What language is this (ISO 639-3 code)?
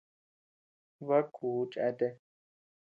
cux